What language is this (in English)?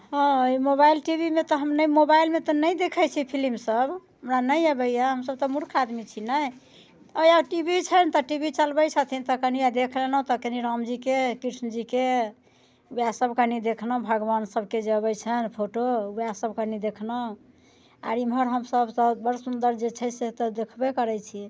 Maithili